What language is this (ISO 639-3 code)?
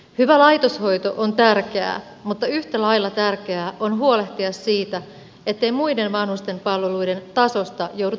fin